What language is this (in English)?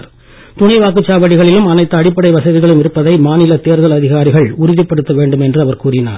Tamil